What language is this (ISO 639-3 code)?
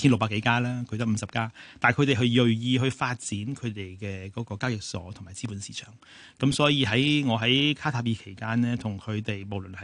zho